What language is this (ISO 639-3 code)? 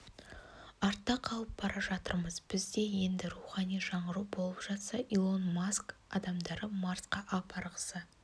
kaz